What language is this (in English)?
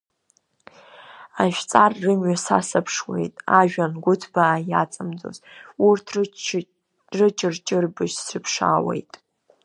Abkhazian